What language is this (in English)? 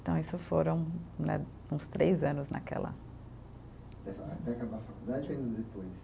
Portuguese